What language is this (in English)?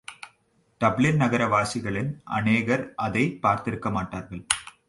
Tamil